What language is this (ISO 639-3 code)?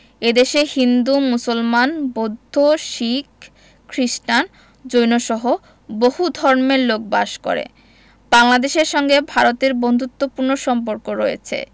ben